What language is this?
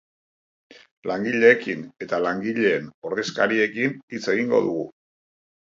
Basque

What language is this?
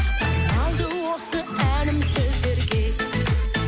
Kazakh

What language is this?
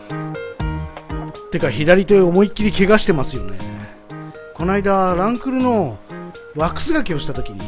Japanese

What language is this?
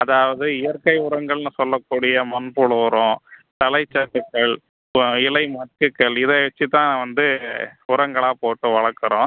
Tamil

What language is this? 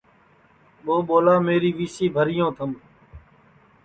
Sansi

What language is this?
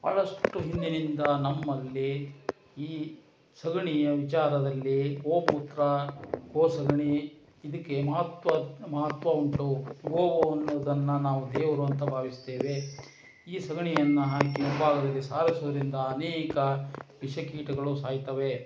Kannada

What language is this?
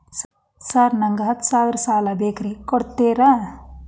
Kannada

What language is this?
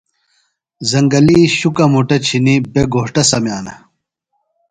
Phalura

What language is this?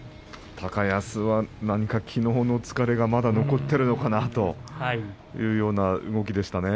Japanese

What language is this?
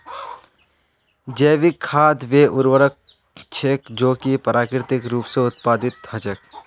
Magahi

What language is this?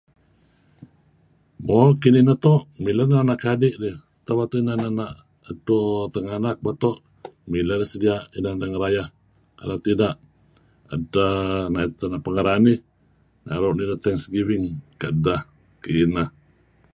Kelabit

